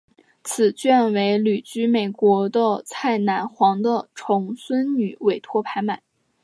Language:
Chinese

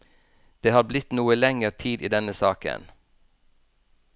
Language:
Norwegian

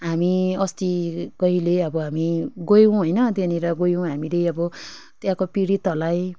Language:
Nepali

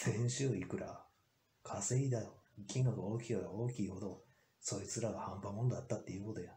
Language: Japanese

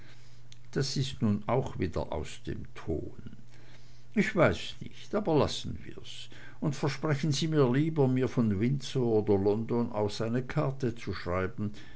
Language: German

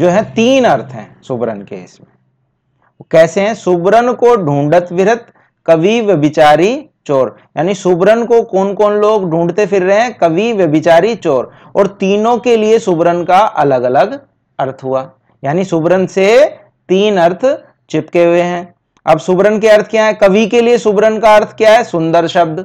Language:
Hindi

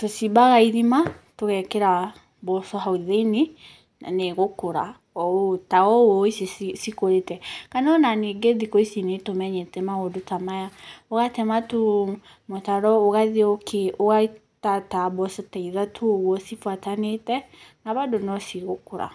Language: Kikuyu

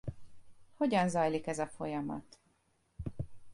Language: Hungarian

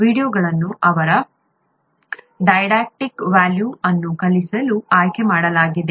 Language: Kannada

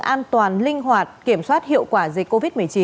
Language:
Vietnamese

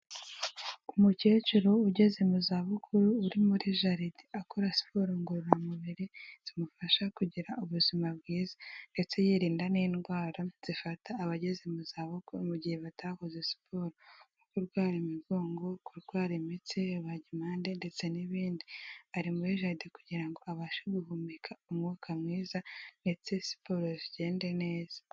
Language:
Kinyarwanda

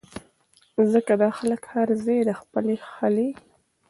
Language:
Pashto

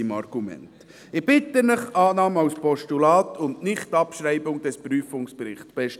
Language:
Swiss German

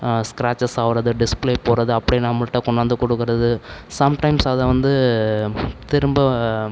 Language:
Tamil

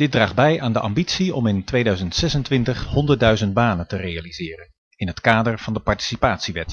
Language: Dutch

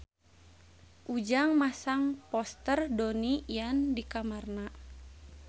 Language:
Sundanese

